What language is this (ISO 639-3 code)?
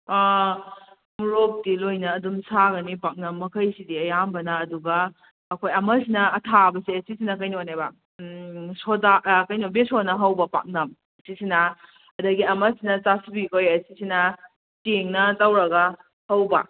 mni